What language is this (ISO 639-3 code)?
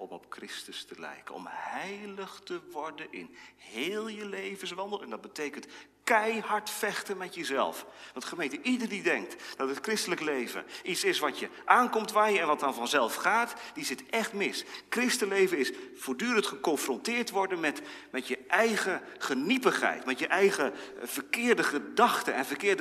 nld